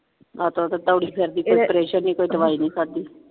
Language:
Punjabi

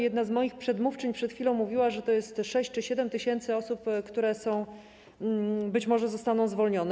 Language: Polish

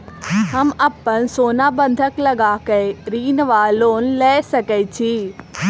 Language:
Maithili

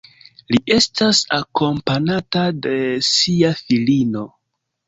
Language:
Esperanto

